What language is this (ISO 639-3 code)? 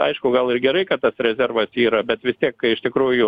lit